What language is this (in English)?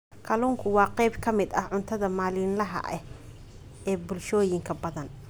Somali